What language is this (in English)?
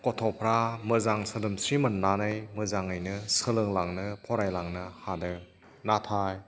Bodo